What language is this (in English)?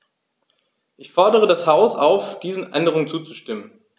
German